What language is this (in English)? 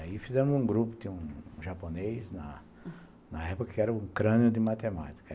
Portuguese